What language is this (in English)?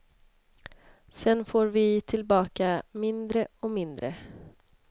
Swedish